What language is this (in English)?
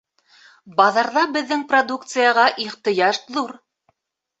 Bashkir